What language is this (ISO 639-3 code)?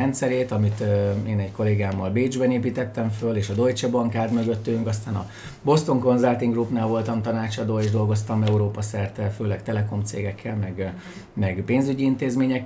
hun